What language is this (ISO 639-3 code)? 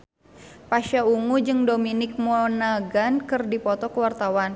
sun